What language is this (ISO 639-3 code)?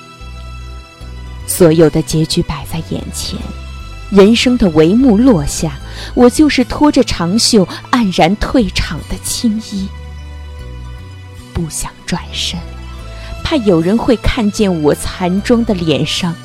zho